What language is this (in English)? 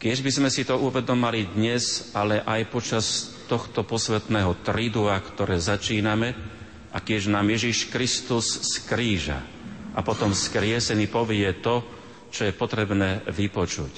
Slovak